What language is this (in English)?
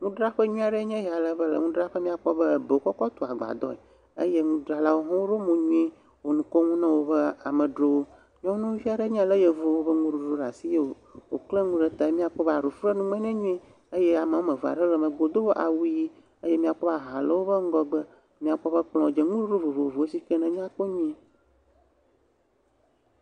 Ewe